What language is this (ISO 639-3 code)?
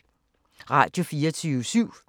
dan